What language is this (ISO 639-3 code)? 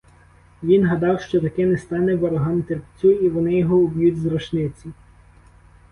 ukr